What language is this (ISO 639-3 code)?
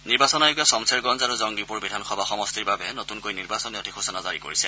asm